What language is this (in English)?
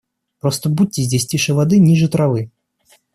Russian